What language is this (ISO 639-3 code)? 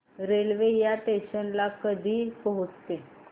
mar